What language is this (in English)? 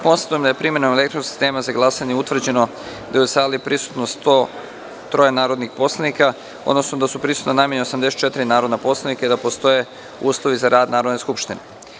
Serbian